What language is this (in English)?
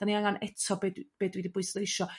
Welsh